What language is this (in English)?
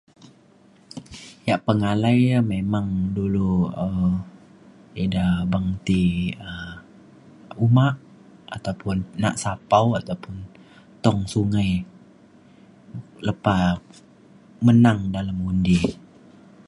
Mainstream Kenyah